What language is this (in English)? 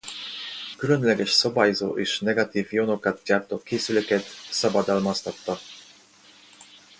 Hungarian